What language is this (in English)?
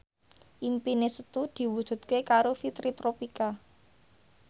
Javanese